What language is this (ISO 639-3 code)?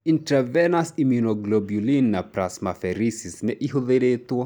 kik